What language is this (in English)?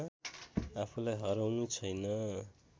Nepali